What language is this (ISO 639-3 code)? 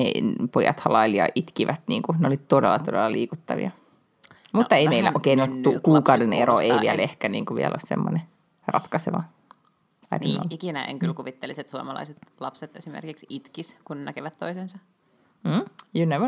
fin